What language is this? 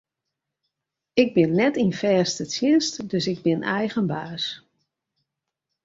Western Frisian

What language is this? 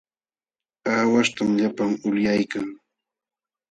Jauja Wanca Quechua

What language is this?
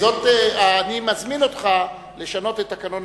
Hebrew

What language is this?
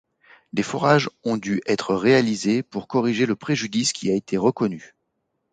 French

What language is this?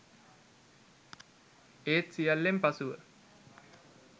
Sinhala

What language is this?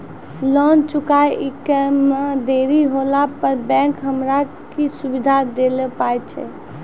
Maithili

